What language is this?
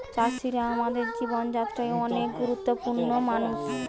Bangla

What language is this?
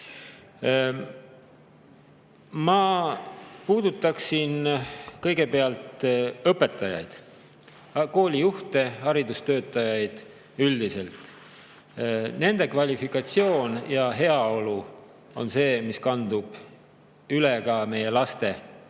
Estonian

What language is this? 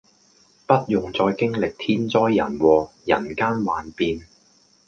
Cantonese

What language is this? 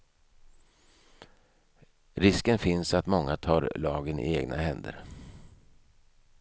Swedish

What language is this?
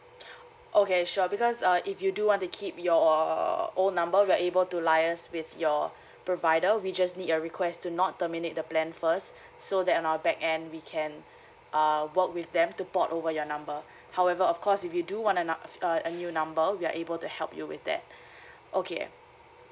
English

